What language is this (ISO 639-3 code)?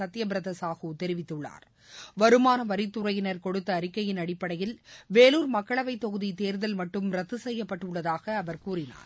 tam